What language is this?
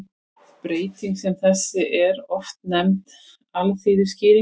Icelandic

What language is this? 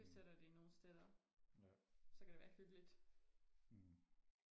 Danish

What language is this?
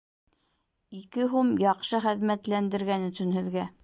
Bashkir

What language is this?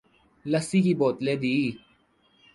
Urdu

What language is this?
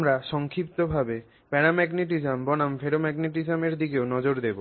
Bangla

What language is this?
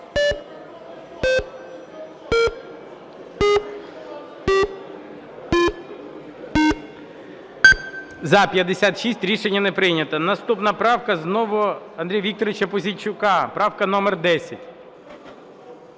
Ukrainian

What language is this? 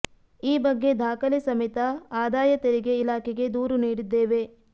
Kannada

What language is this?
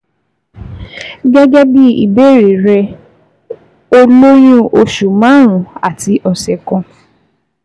Yoruba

